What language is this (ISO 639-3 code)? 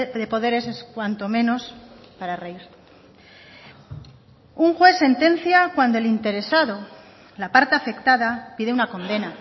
spa